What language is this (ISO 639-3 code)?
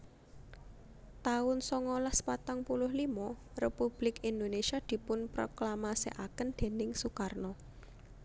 jav